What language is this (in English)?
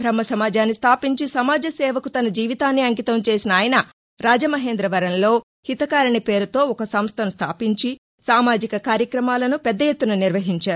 Telugu